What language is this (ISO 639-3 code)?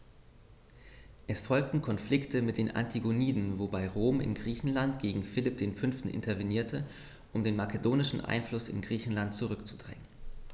deu